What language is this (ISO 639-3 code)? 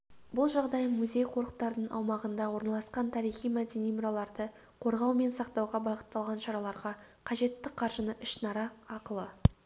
kaz